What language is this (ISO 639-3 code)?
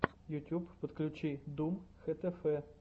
rus